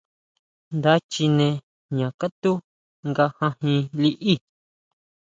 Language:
Huautla Mazatec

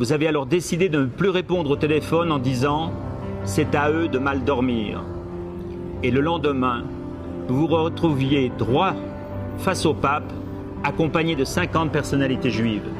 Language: French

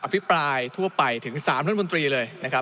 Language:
Thai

